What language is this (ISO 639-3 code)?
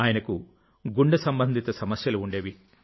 tel